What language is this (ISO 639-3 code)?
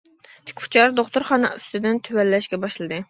uig